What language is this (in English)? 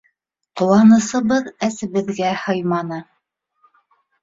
Bashkir